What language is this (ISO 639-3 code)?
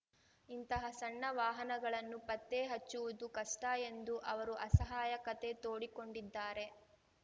kan